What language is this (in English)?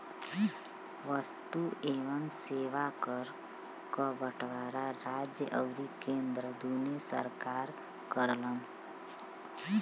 Bhojpuri